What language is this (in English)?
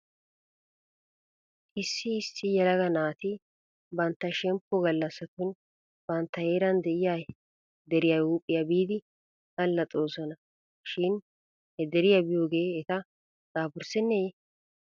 Wolaytta